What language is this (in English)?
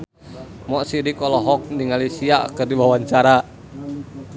Sundanese